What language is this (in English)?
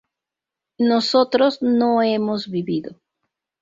Spanish